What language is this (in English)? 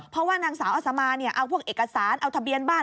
Thai